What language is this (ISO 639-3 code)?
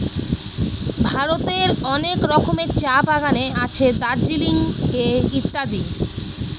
ben